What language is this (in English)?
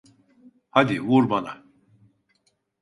Turkish